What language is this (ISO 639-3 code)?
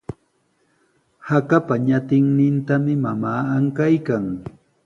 qws